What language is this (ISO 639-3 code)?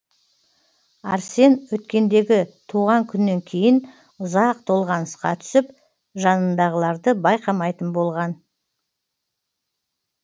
kaz